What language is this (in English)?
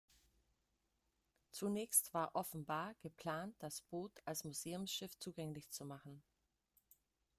German